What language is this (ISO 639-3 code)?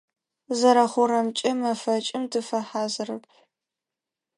ady